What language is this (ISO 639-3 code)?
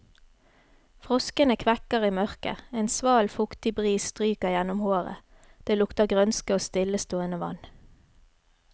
nor